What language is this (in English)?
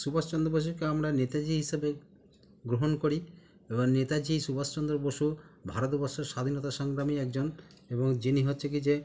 Bangla